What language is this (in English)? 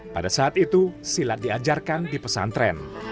Indonesian